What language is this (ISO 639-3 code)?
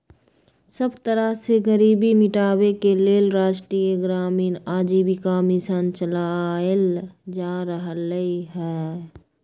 mag